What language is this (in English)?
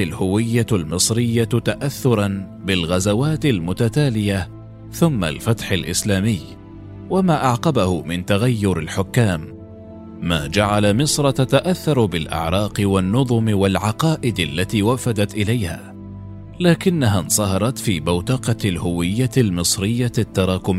Arabic